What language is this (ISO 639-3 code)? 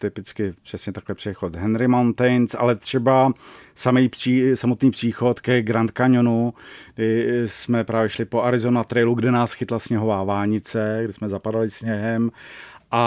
ces